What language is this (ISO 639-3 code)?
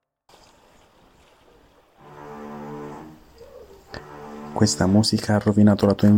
ita